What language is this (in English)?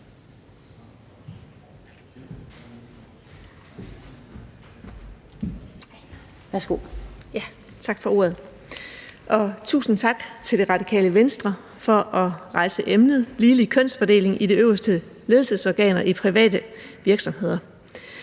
Danish